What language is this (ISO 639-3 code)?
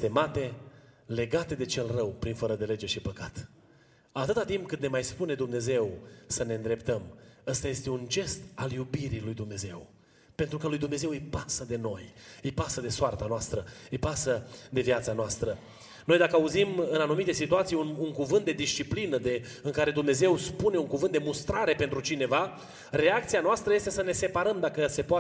ron